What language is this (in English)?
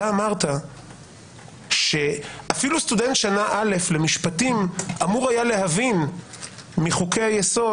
Hebrew